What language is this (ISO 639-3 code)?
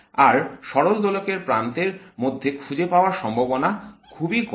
ben